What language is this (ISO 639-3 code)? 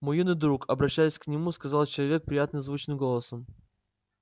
rus